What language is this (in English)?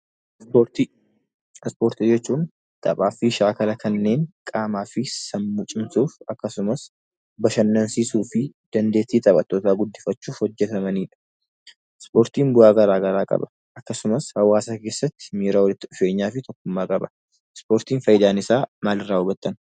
Oromo